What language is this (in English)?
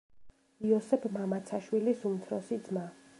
Georgian